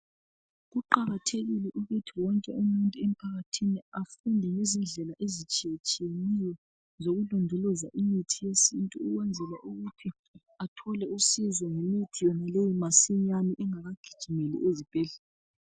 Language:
North Ndebele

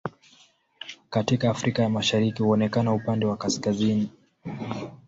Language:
Swahili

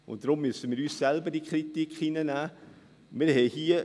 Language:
Swiss German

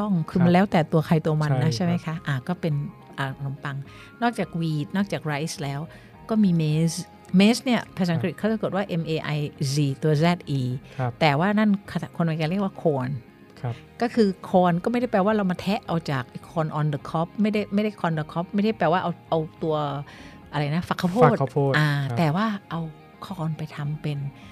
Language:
Thai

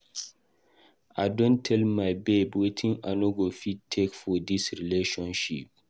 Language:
Nigerian Pidgin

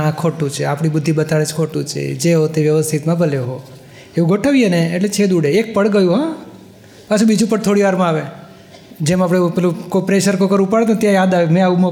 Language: Gujarati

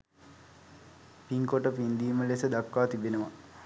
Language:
Sinhala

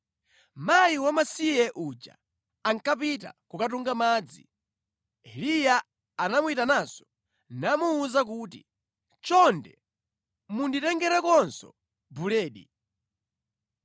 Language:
Nyanja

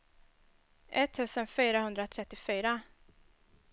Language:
Swedish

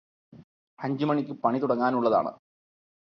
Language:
Malayalam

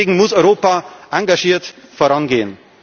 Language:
German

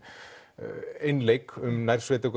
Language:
Icelandic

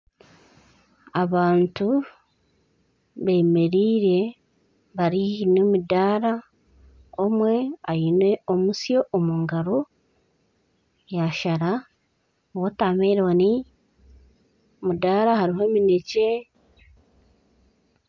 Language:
Nyankole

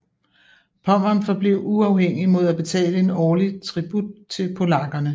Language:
Danish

